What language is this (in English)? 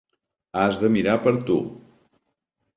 Catalan